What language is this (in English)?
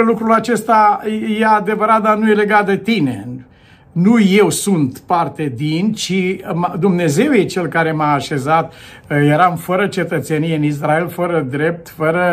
Romanian